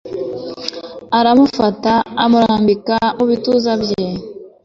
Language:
Kinyarwanda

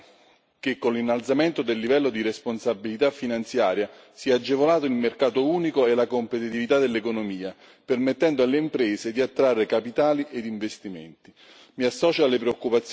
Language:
Italian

